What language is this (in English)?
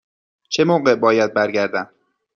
Persian